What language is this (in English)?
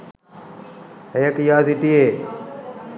Sinhala